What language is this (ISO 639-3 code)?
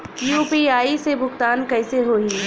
bho